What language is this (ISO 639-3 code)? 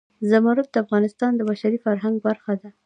pus